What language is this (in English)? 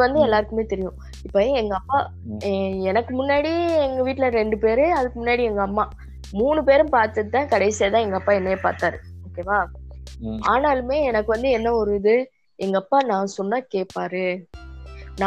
Tamil